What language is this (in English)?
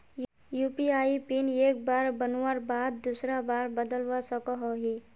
Magahi